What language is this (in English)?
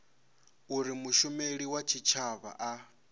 Venda